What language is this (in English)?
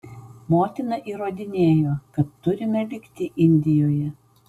Lithuanian